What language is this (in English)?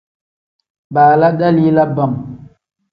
Tem